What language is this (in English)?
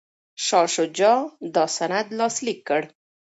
Pashto